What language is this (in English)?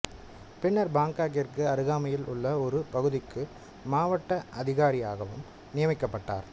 Tamil